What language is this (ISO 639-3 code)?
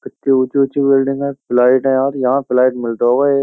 hin